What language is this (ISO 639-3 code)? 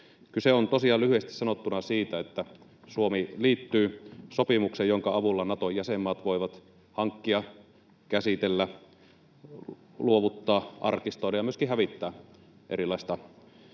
fin